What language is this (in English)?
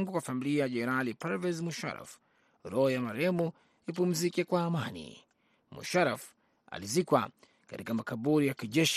Swahili